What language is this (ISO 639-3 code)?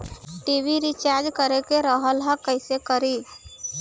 bho